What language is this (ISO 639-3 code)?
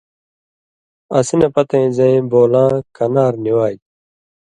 mvy